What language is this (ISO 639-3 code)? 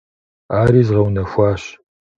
kbd